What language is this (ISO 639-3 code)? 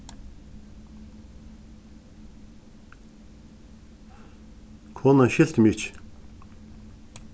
fao